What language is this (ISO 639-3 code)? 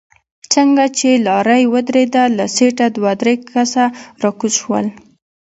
pus